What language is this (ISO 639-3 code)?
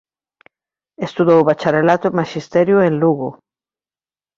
glg